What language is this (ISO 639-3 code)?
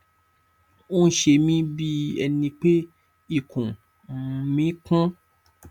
yor